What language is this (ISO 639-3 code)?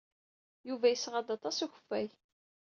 kab